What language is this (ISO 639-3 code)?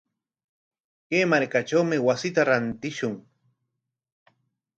qwa